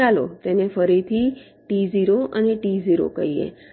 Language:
Gujarati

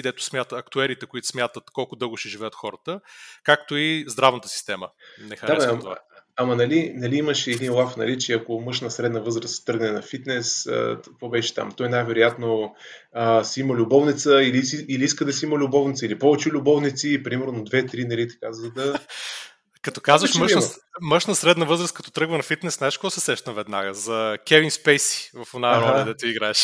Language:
Bulgarian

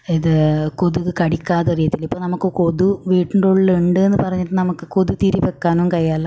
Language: Malayalam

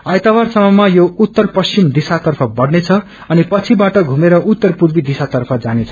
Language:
Nepali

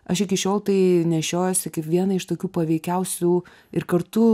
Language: Lithuanian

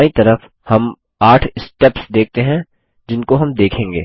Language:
Hindi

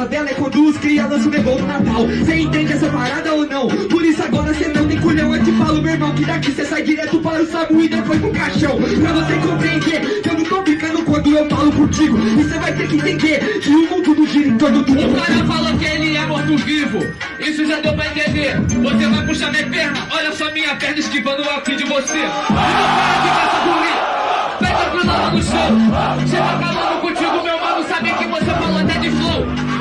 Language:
Portuguese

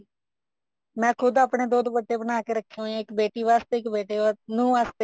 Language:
Punjabi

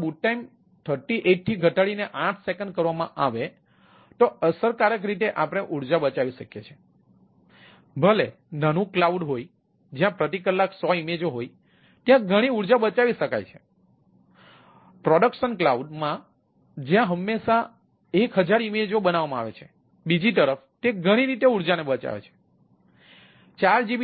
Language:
Gujarati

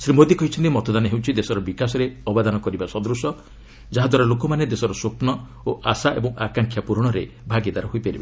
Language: Odia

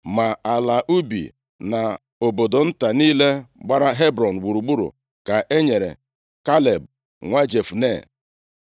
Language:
Igbo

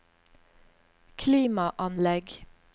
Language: Norwegian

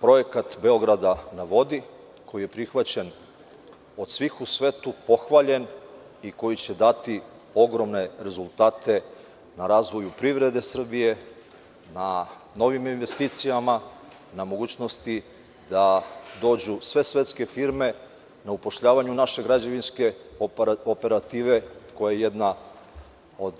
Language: Serbian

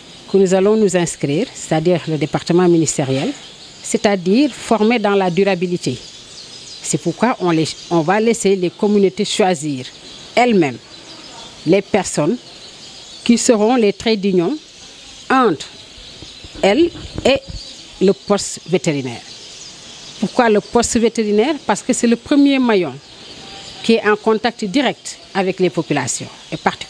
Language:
French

